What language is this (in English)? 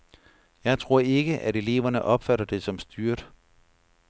Danish